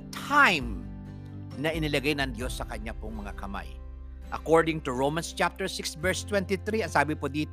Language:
Filipino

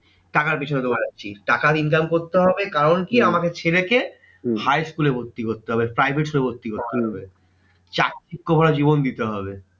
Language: Bangla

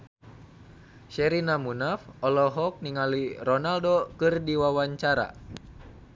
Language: Sundanese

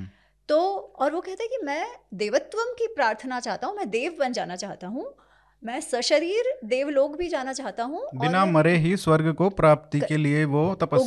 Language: Hindi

